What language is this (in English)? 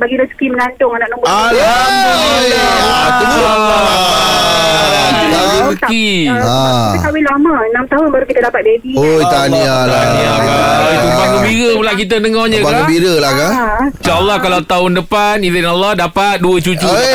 Malay